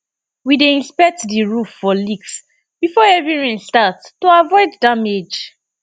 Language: Nigerian Pidgin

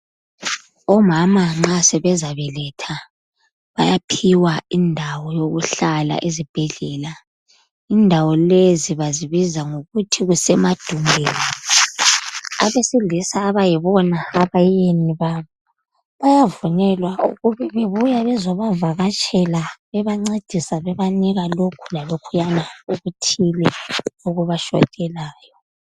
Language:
North Ndebele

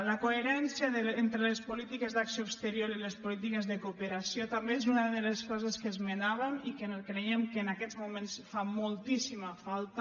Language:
Catalan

